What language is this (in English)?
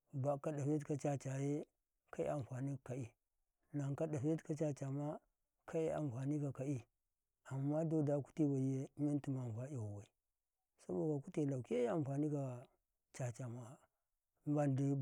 Karekare